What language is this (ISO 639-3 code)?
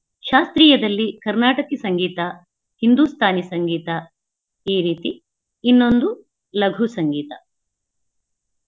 kan